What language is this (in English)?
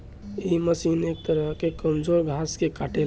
Bhojpuri